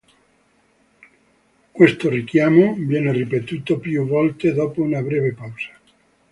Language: Italian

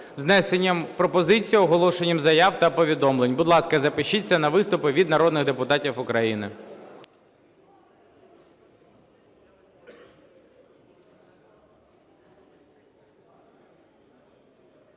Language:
Ukrainian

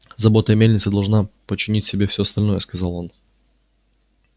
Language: Russian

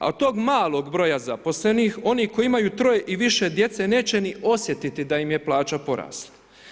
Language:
Croatian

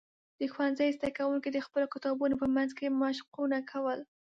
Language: Pashto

